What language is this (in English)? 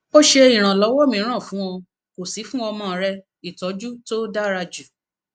Yoruba